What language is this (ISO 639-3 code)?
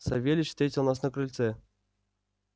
rus